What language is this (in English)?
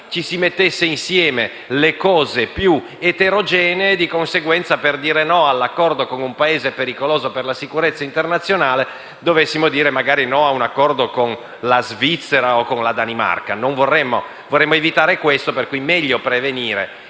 Italian